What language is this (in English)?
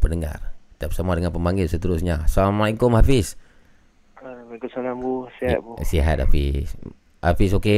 Malay